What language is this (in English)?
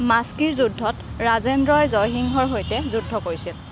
Assamese